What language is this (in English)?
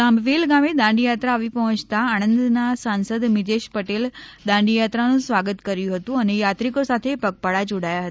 Gujarati